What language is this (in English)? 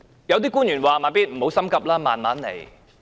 Cantonese